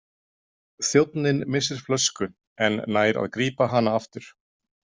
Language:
Icelandic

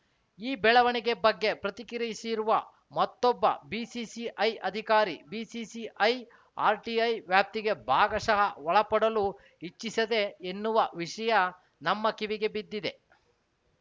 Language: Kannada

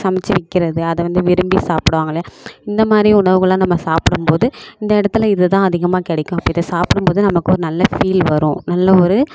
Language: Tamil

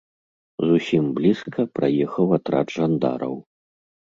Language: Belarusian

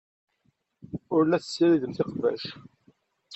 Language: Kabyle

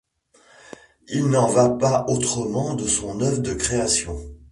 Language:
French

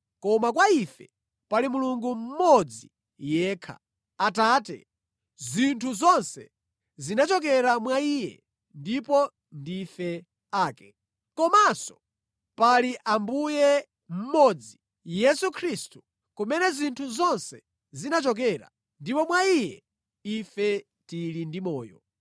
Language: Nyanja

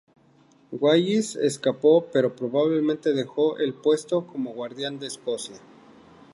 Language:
Spanish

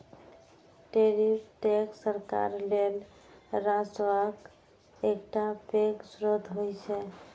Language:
Maithili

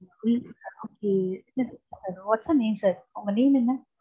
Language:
Tamil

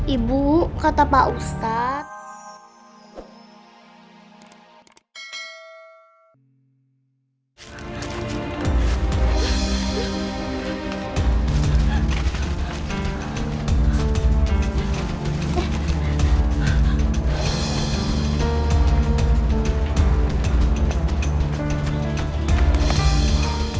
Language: Indonesian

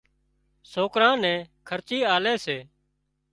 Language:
Wadiyara Koli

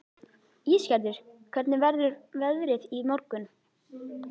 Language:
Icelandic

